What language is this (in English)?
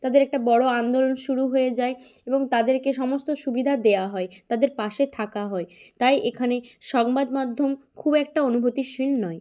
Bangla